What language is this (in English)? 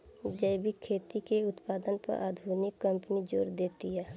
Bhojpuri